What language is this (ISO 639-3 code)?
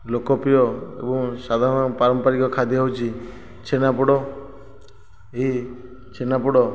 ori